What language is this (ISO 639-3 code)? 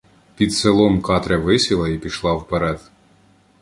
ukr